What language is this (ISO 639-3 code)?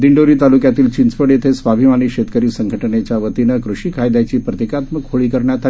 mar